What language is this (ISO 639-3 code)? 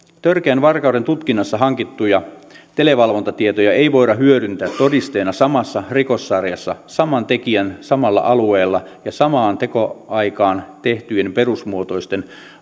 fin